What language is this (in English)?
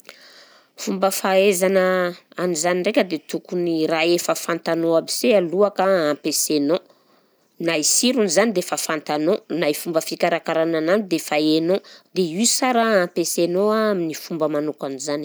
Southern Betsimisaraka Malagasy